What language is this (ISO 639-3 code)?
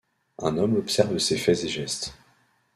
fra